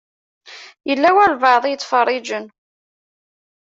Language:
Kabyle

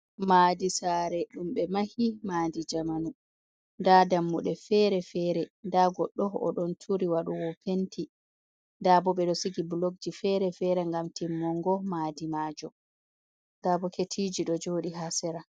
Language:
Fula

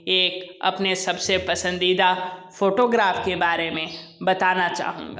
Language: Hindi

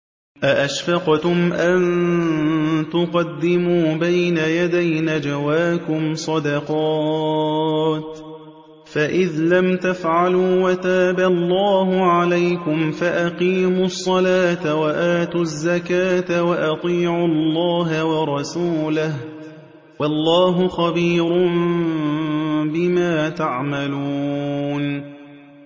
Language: Arabic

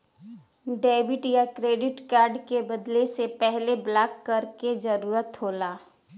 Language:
Bhojpuri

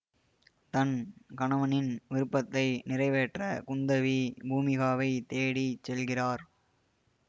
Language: Tamil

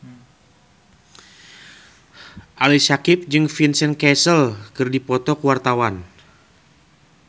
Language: Sundanese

